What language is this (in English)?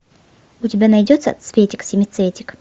Russian